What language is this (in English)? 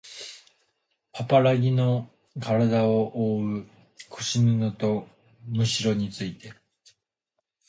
Japanese